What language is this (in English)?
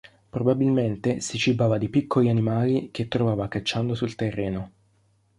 Italian